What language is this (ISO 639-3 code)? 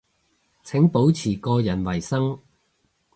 yue